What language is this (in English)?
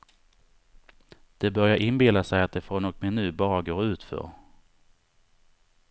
Swedish